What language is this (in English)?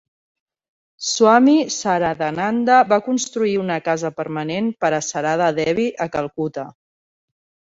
Catalan